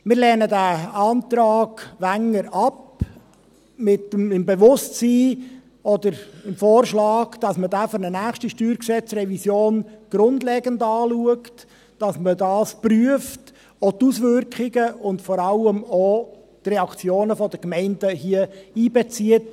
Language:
Swiss German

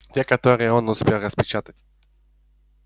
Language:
Russian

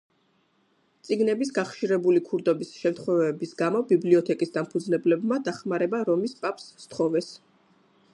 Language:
Georgian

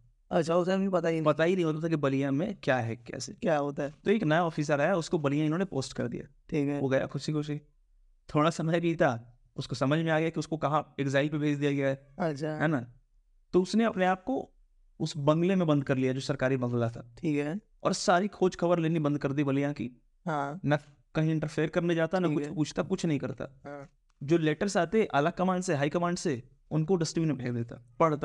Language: Hindi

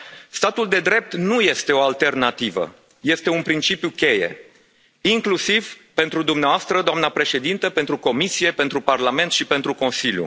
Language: Romanian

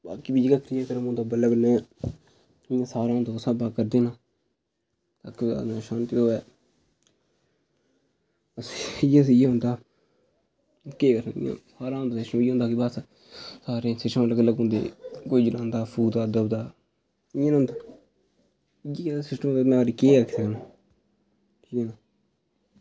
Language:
Dogri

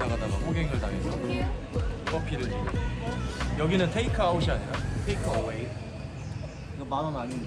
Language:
Korean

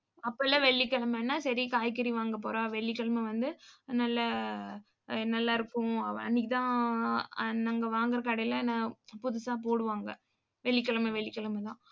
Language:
Tamil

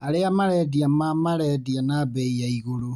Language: Kikuyu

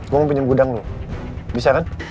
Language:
Indonesian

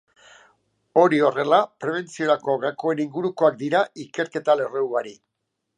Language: Basque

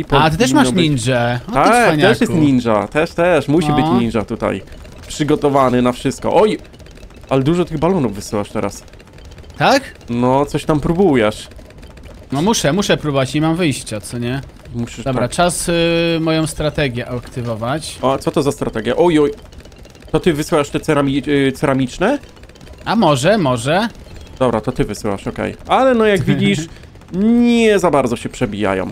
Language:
Polish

